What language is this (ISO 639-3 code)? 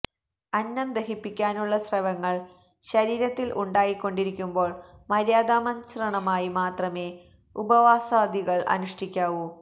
mal